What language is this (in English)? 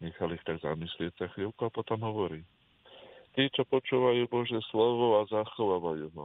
Slovak